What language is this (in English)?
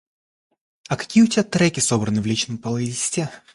Russian